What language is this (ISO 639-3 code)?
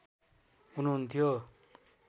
nep